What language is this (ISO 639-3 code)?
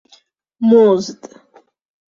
fas